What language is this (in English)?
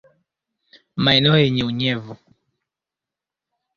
Swahili